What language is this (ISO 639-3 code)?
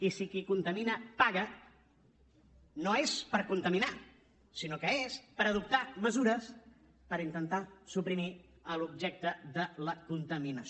cat